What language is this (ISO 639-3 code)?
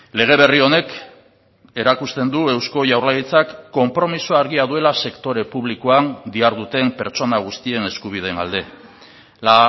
eus